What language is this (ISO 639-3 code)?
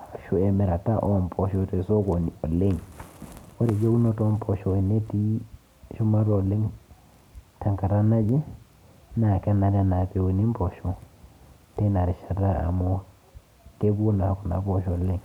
mas